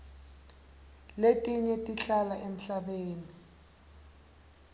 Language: Swati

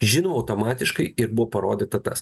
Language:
Lithuanian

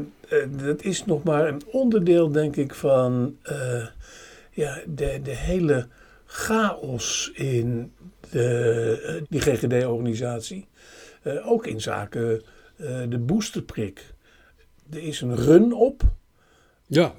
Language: Dutch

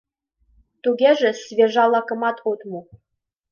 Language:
Mari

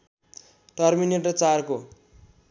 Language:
Nepali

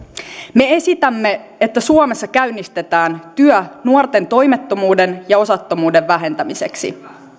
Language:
Finnish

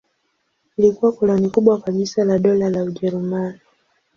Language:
Swahili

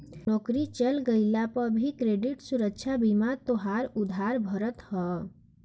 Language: Bhojpuri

